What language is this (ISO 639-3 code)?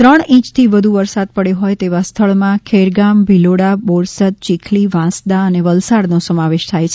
guj